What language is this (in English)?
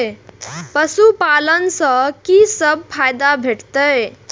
Maithili